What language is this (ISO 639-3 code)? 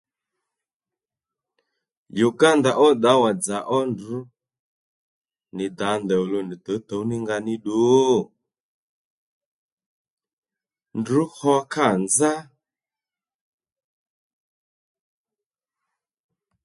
led